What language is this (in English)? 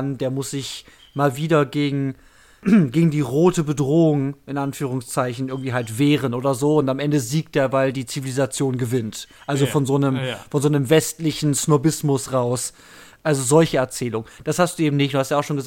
German